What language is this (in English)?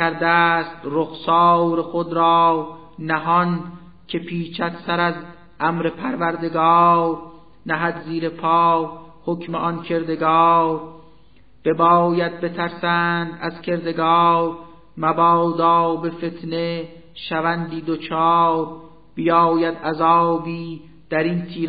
Persian